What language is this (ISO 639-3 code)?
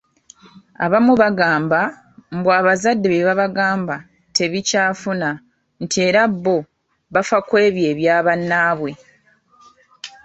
lug